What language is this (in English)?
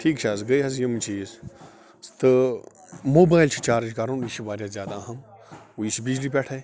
Kashmiri